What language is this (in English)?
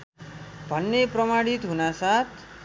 Nepali